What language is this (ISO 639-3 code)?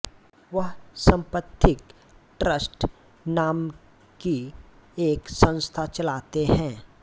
hin